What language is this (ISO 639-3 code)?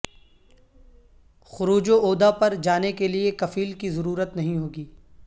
urd